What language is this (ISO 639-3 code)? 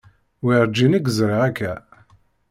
kab